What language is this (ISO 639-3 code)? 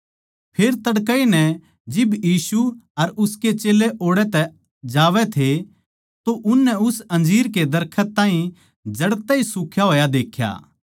bgc